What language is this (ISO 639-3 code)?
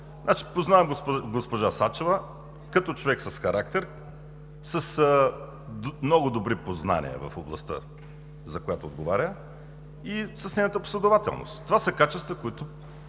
bul